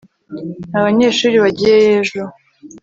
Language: Kinyarwanda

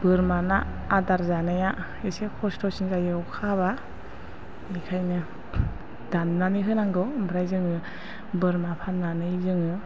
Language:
Bodo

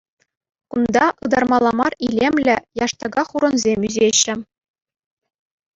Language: Chuvash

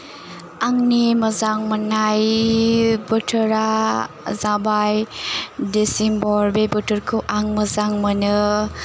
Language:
Bodo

